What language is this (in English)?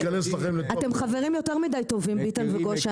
Hebrew